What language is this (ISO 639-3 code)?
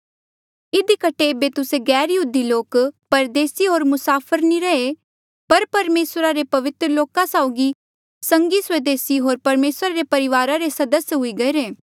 mjl